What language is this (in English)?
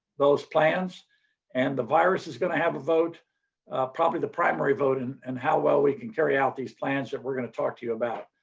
English